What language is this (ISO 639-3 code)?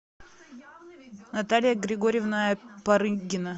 rus